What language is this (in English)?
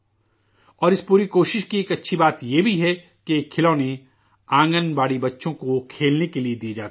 Urdu